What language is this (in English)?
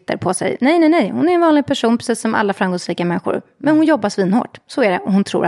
Swedish